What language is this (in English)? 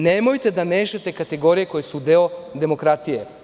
Serbian